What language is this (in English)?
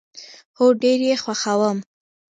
Pashto